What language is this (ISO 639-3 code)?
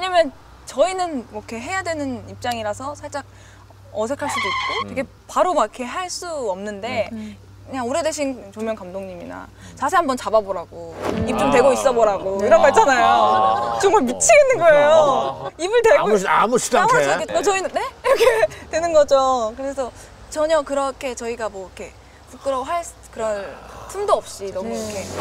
kor